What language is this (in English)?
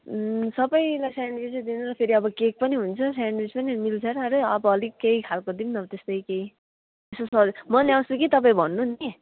Nepali